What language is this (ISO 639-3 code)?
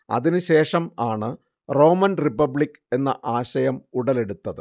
mal